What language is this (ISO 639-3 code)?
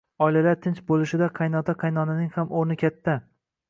uzb